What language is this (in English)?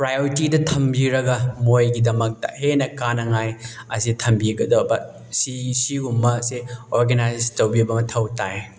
Manipuri